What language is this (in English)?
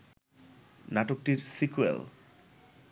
Bangla